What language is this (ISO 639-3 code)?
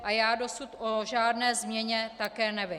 ces